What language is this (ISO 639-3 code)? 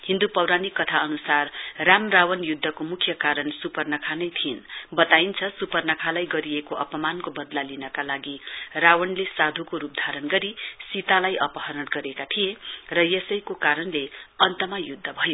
nep